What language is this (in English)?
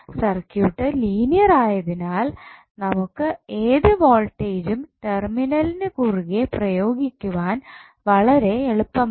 Malayalam